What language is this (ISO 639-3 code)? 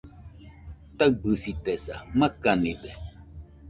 hux